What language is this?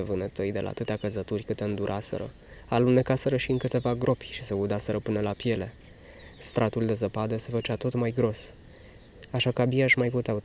Romanian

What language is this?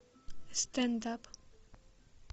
Russian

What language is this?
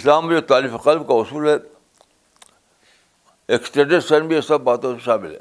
Urdu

